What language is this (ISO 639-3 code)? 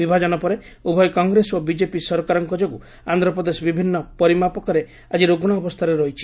ori